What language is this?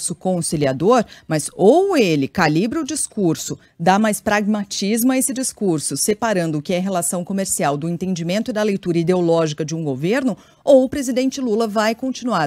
Portuguese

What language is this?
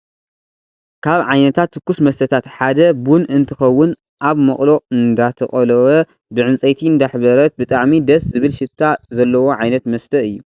Tigrinya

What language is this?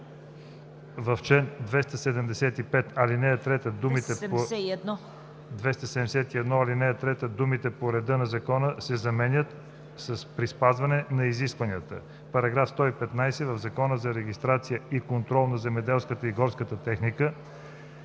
Bulgarian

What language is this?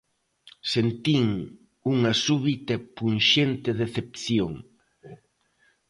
Galician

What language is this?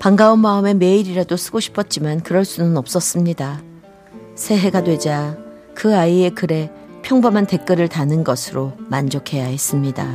Korean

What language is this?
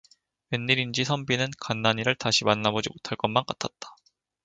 Korean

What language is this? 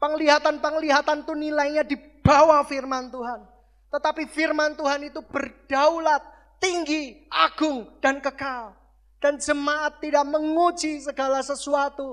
Indonesian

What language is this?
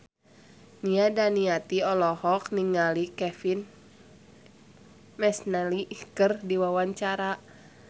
Sundanese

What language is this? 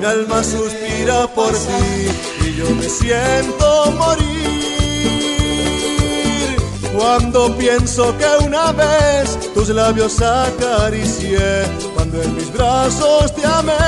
Greek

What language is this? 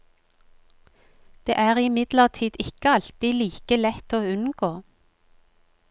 Norwegian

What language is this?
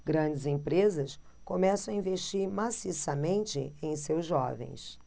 Portuguese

